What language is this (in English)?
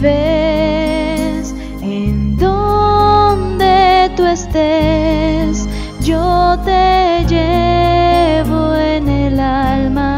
Spanish